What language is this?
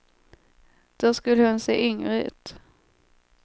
Swedish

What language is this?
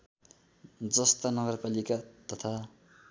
Nepali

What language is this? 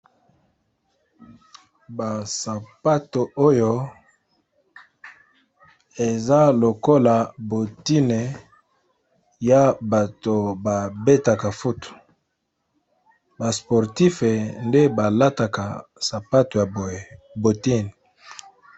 Lingala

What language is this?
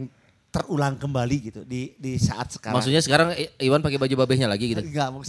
Indonesian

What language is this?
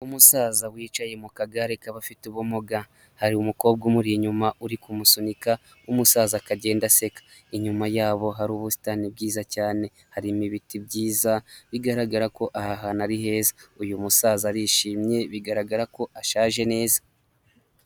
Kinyarwanda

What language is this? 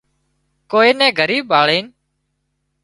Wadiyara Koli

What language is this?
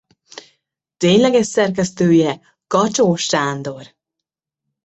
Hungarian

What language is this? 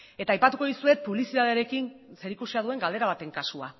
Basque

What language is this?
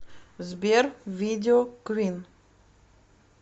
Russian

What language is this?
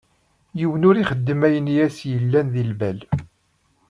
Kabyle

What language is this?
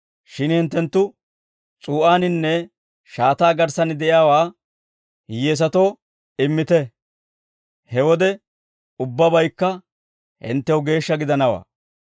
Dawro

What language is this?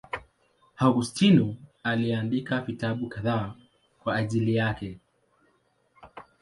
Swahili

